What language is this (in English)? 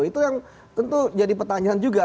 Indonesian